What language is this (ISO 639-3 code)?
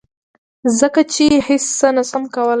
pus